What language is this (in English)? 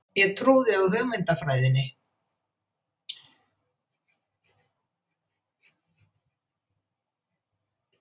Icelandic